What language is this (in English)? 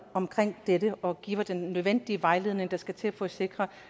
Danish